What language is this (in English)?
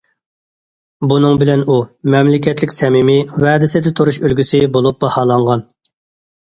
Uyghur